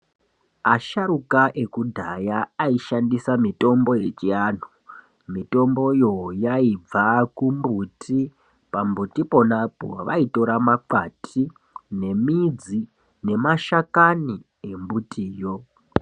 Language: Ndau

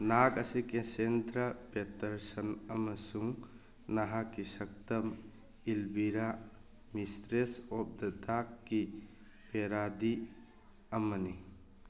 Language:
Manipuri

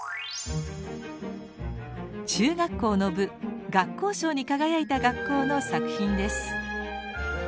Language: Japanese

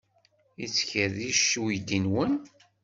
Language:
Kabyle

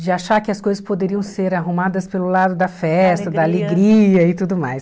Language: Portuguese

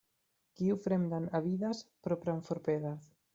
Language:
Esperanto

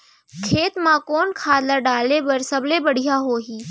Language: Chhattisgarhi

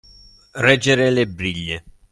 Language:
Italian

